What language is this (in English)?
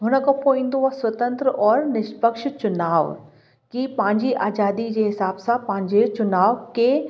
Sindhi